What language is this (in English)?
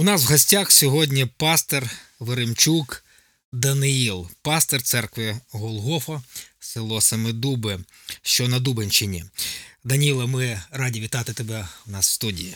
Ukrainian